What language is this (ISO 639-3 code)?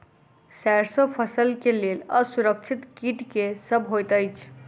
mai